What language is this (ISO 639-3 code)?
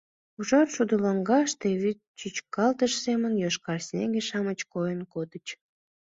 chm